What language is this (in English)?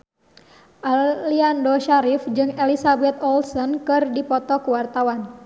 Sundanese